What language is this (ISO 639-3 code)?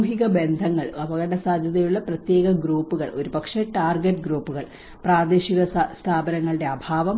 mal